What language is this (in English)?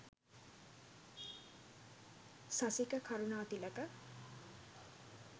Sinhala